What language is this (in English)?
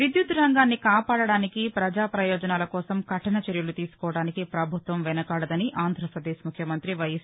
Telugu